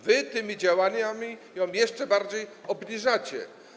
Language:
Polish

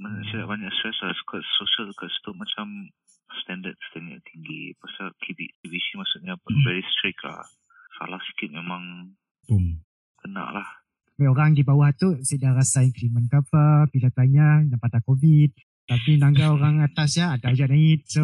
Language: Malay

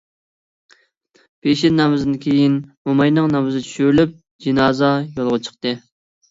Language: Uyghur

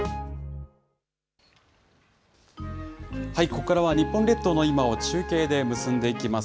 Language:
Japanese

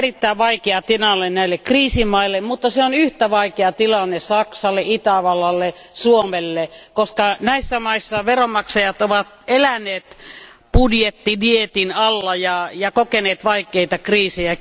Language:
Finnish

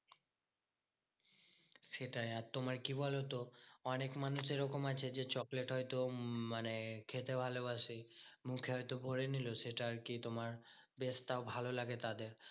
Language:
Bangla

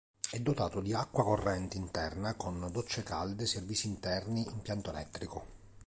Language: Italian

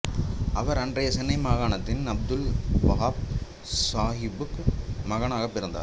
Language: Tamil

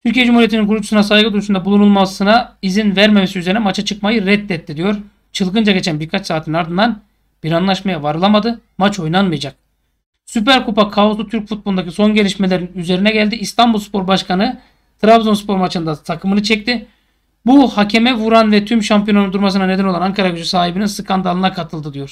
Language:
Turkish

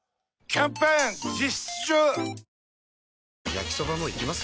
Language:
Japanese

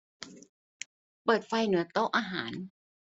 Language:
Thai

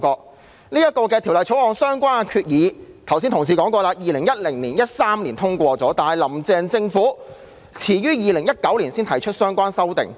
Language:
Cantonese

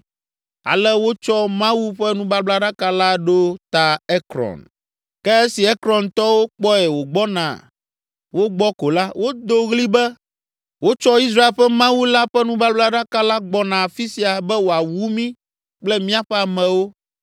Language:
Ewe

